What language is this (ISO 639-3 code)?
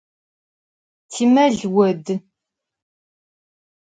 ady